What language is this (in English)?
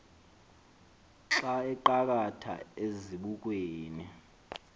Xhosa